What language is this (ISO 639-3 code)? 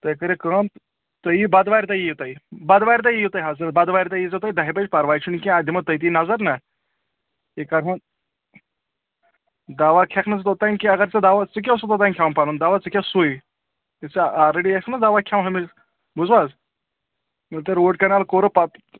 kas